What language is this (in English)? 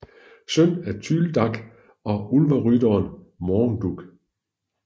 Danish